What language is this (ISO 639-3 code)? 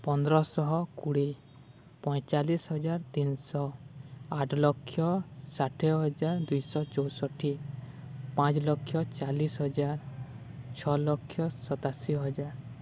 ori